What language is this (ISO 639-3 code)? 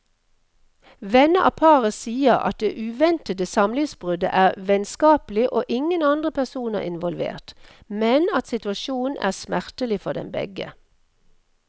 nor